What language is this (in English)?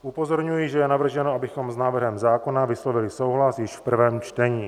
Czech